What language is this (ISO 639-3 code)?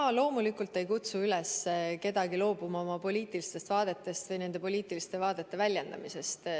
est